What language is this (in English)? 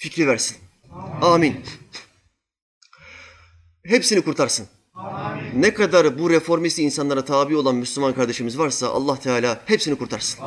Turkish